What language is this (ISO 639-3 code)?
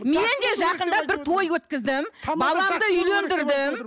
kaz